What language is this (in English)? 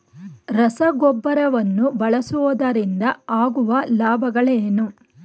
Kannada